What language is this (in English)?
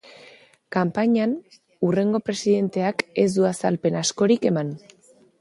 Basque